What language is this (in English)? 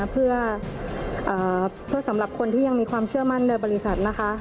Thai